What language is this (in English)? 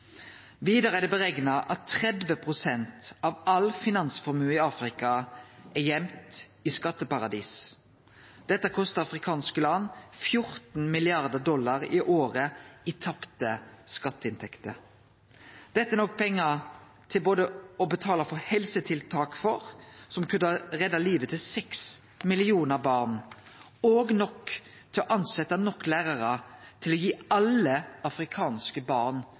Norwegian Nynorsk